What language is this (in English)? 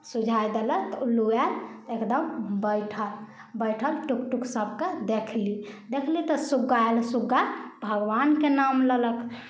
Maithili